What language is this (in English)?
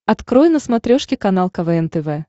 Russian